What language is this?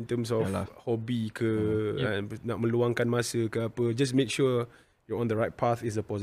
Malay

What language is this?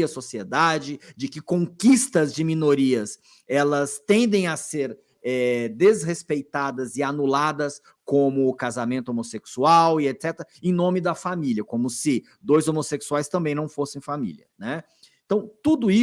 Portuguese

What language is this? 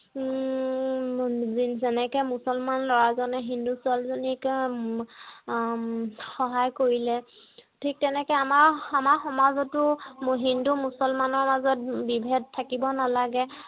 Assamese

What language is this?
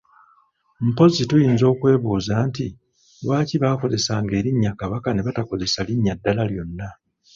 Ganda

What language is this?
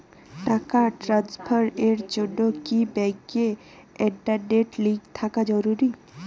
Bangla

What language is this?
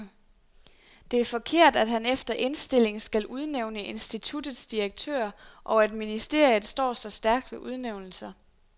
Danish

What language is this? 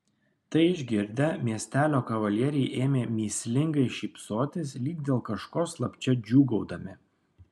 Lithuanian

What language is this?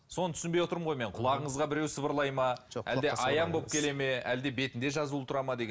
Kazakh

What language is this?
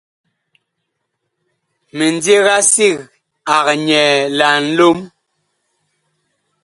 Bakoko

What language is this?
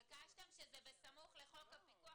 Hebrew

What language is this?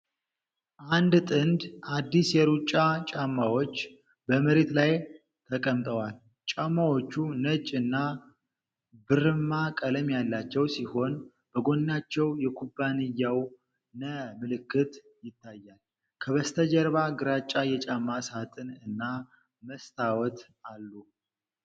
Amharic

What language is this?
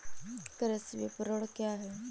Hindi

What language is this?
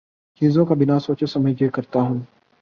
Urdu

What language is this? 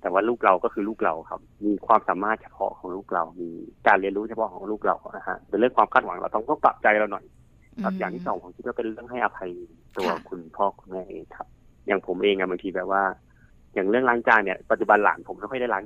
Thai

